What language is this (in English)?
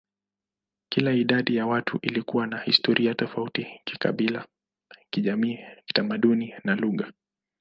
Swahili